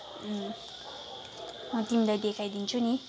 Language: Nepali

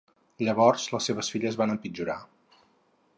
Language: Catalan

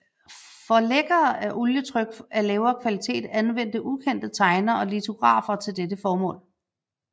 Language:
Danish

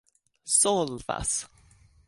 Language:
Esperanto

